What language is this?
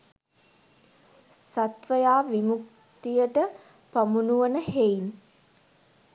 Sinhala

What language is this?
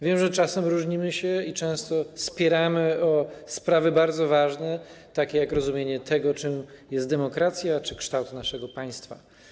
Polish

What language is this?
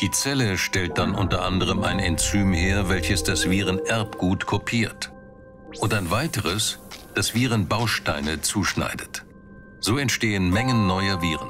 German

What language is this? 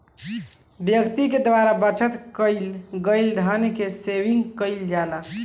Bhojpuri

